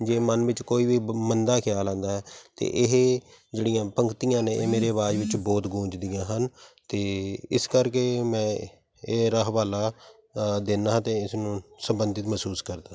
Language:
Punjabi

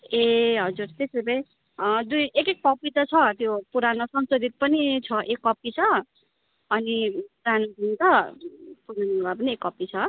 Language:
Nepali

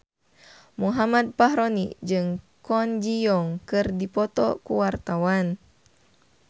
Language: Sundanese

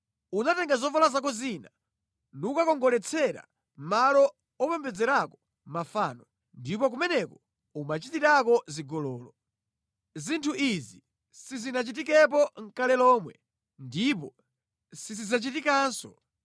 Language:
Nyanja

